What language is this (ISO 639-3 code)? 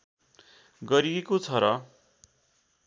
nep